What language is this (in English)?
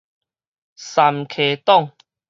Min Nan Chinese